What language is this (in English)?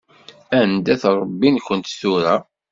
Kabyle